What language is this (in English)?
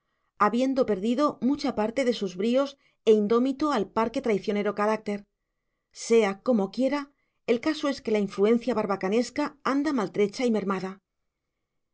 Spanish